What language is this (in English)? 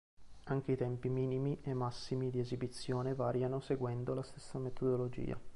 Italian